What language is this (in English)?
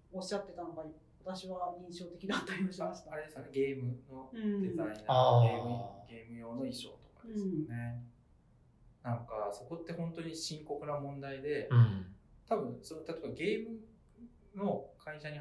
Japanese